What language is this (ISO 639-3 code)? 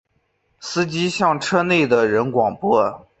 zho